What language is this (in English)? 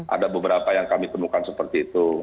Indonesian